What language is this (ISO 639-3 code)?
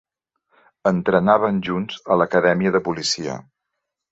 cat